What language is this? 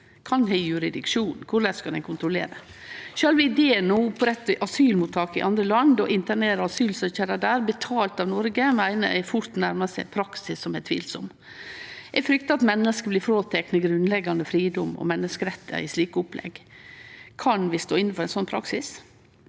Norwegian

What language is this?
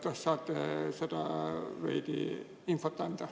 Estonian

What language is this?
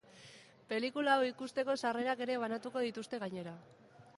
Basque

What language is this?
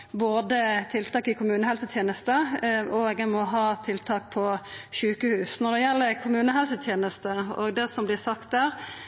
Norwegian Nynorsk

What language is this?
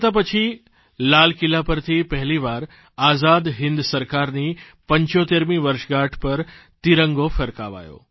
Gujarati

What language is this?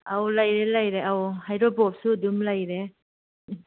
Manipuri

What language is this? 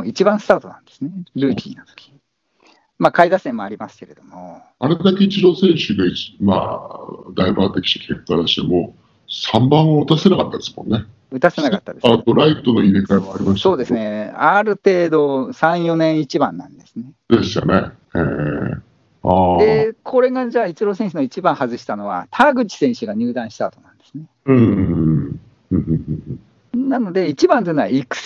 Japanese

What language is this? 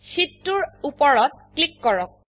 Assamese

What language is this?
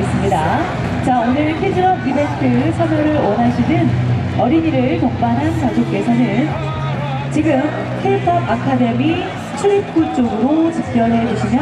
Korean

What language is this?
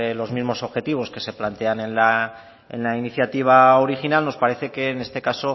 Spanish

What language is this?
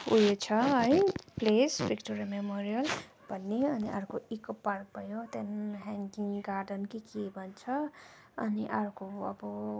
Nepali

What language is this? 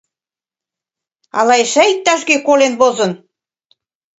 Mari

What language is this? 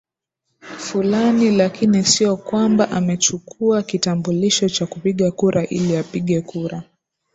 Swahili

